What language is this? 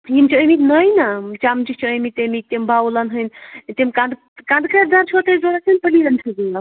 Kashmiri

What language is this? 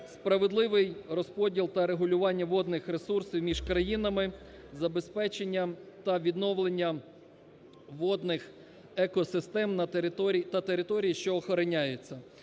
Ukrainian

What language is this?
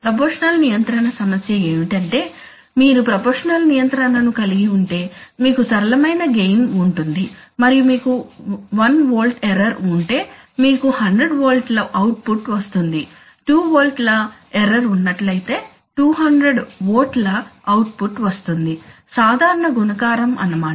Telugu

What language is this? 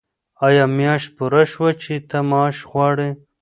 Pashto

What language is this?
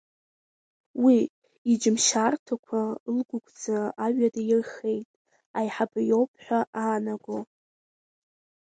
Abkhazian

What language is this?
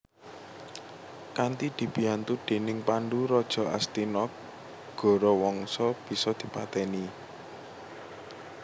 Javanese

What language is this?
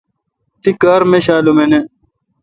Kalkoti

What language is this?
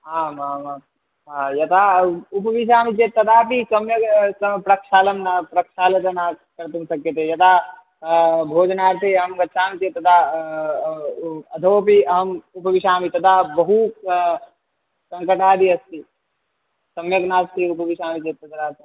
Sanskrit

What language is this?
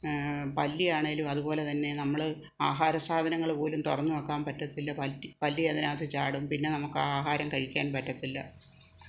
Malayalam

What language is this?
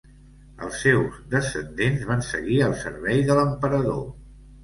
Catalan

